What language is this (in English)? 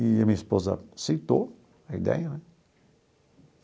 Portuguese